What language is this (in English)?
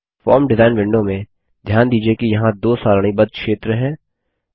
Hindi